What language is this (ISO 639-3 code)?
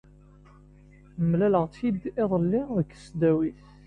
kab